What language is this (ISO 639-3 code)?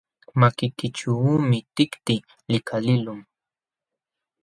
qxw